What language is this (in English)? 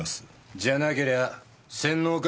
Japanese